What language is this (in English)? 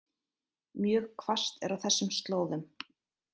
Icelandic